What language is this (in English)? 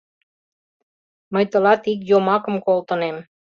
Mari